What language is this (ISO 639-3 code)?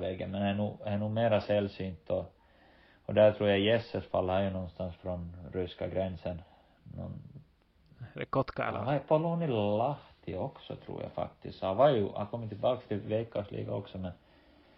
swe